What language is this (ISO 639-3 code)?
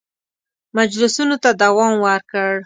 pus